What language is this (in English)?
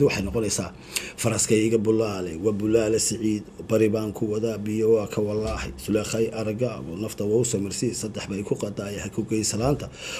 Arabic